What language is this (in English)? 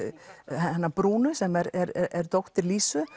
Icelandic